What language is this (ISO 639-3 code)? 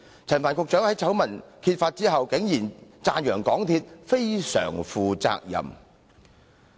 yue